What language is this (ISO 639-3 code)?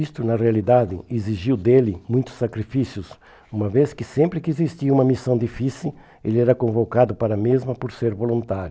por